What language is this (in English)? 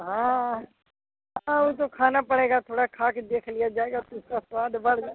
Hindi